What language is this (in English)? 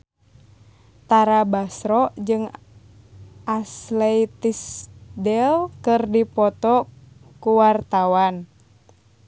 Sundanese